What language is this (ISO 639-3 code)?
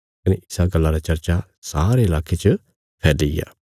kfs